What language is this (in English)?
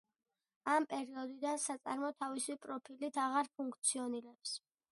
Georgian